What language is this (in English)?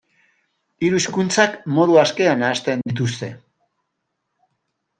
Basque